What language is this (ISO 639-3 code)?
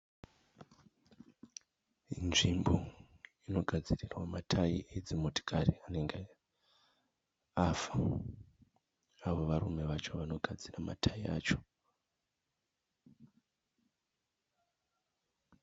sna